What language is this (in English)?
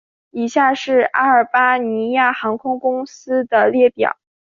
Chinese